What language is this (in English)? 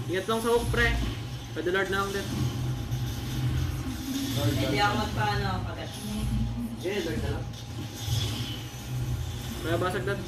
Filipino